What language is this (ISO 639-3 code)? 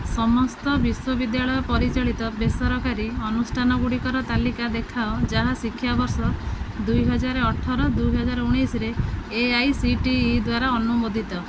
ori